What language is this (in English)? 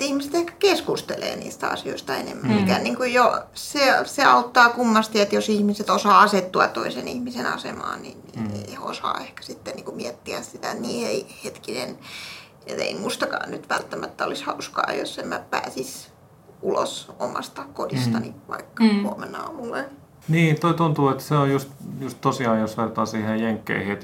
Finnish